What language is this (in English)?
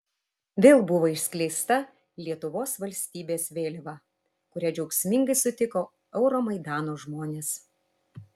Lithuanian